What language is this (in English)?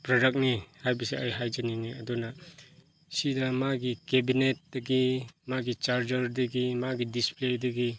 Manipuri